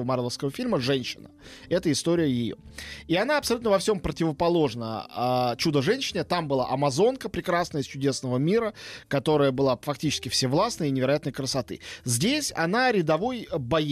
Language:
Russian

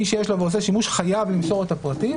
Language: Hebrew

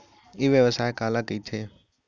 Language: Chhattisgarhi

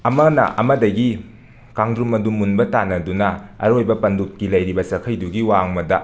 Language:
Manipuri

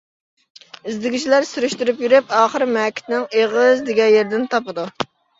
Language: Uyghur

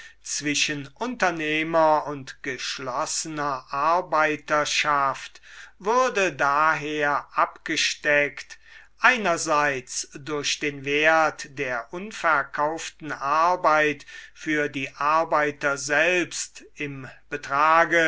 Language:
German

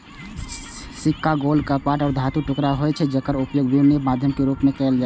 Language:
Maithili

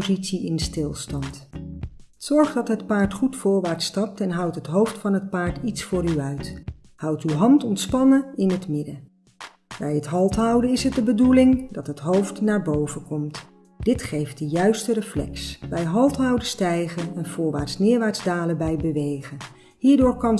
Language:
Dutch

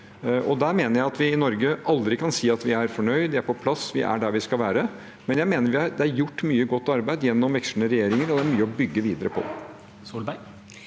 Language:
Norwegian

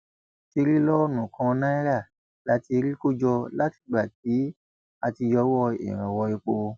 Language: Yoruba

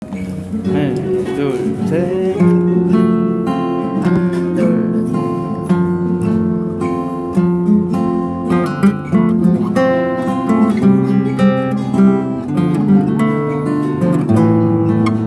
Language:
Korean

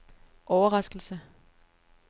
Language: Danish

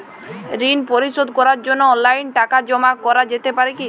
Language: Bangla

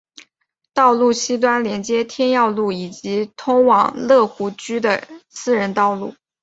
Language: Chinese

